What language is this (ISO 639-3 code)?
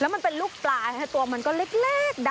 tha